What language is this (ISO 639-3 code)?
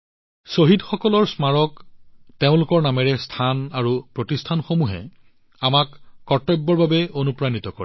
asm